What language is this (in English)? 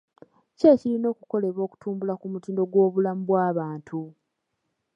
Ganda